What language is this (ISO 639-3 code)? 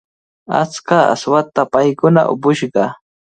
qvl